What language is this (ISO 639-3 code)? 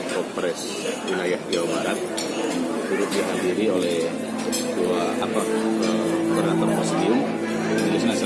ind